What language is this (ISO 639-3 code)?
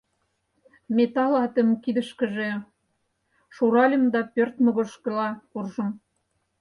chm